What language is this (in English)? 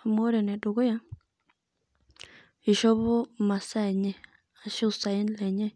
Masai